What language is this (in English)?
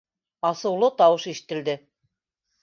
Bashkir